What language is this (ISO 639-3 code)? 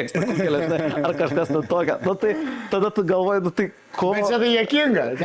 lit